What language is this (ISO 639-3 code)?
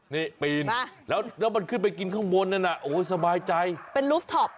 tha